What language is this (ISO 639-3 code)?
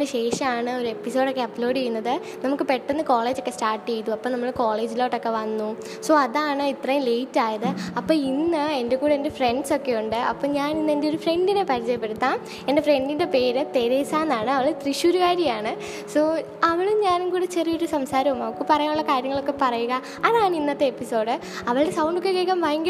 mal